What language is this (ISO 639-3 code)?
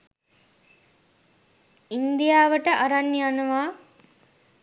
sin